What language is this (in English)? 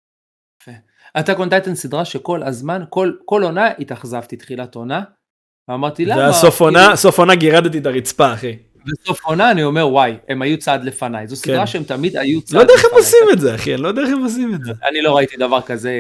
Hebrew